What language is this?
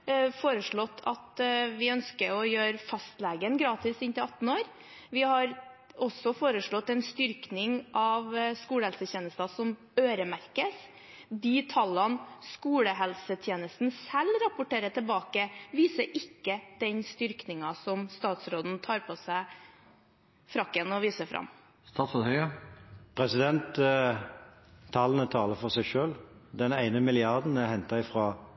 Norwegian Bokmål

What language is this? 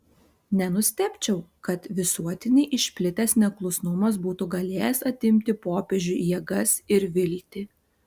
Lithuanian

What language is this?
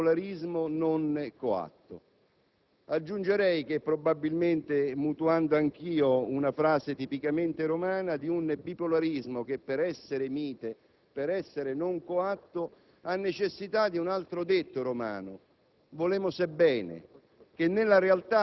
Italian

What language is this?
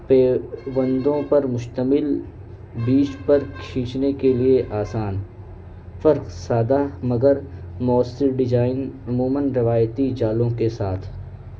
Urdu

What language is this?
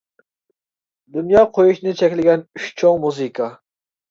Uyghur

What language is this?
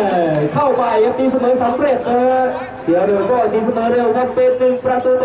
Thai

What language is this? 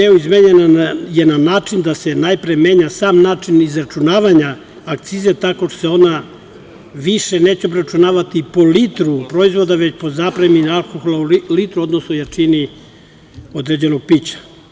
Serbian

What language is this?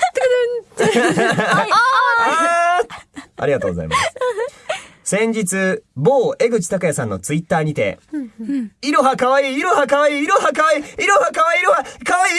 Japanese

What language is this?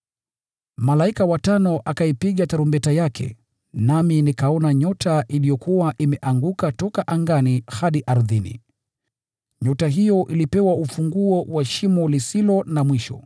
Swahili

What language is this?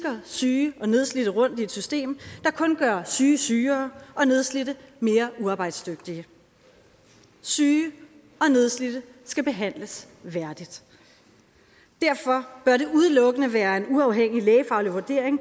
Danish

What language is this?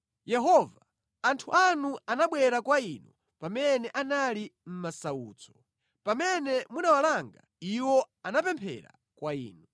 Nyanja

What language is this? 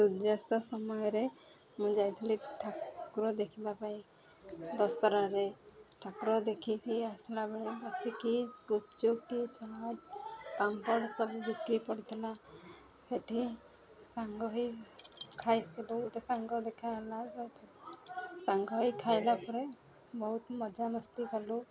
Odia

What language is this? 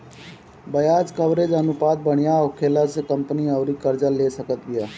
Bhojpuri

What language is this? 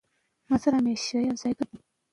Pashto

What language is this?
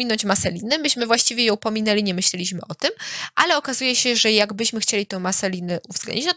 Polish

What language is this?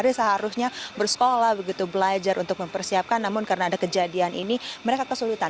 Indonesian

